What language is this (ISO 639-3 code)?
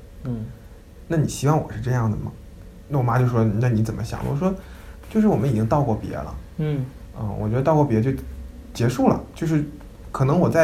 zho